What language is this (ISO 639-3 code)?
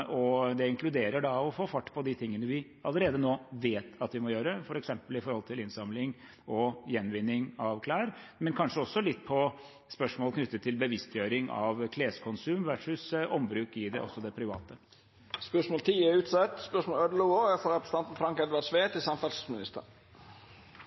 nor